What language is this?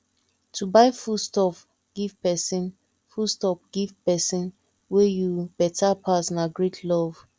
Nigerian Pidgin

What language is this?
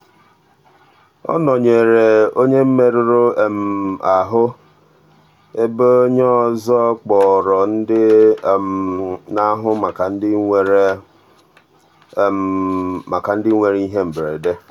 Igbo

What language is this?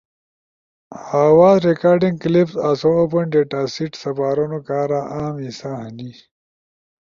Ushojo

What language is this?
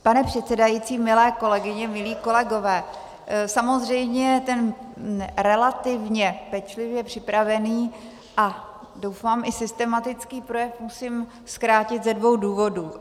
Czech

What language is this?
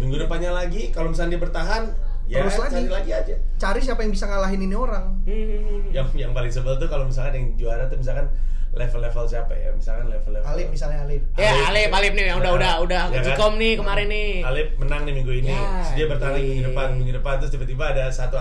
Indonesian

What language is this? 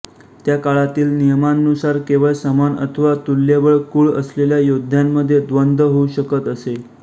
Marathi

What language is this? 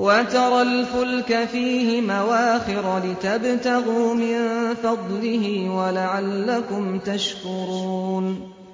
Arabic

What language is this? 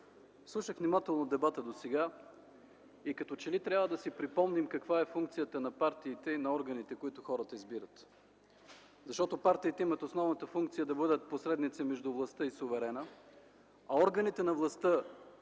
Bulgarian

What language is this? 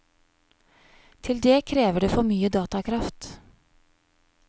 Norwegian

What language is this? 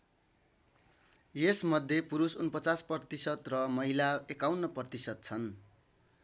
Nepali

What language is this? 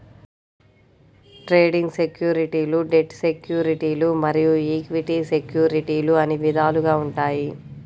Telugu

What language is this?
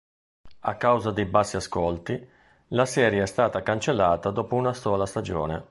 Italian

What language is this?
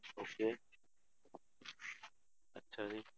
Punjabi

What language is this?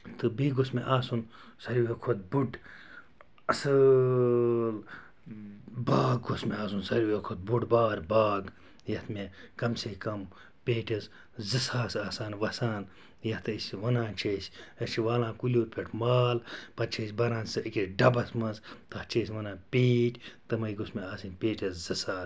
Kashmiri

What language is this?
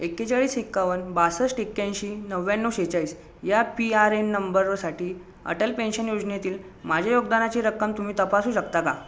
Marathi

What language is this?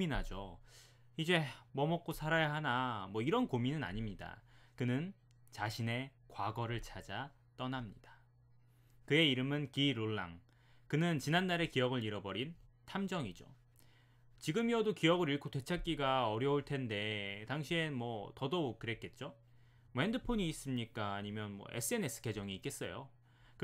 Korean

